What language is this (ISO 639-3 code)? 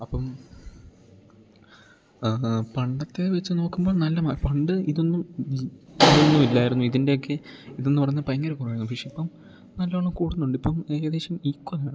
mal